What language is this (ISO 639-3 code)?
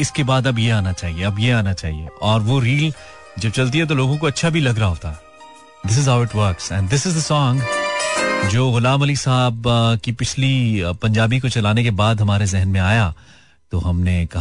hin